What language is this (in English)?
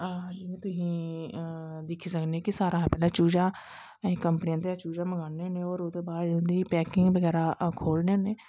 Dogri